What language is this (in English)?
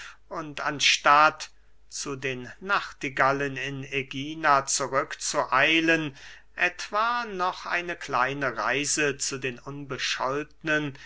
German